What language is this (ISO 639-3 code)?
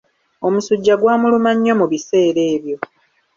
lug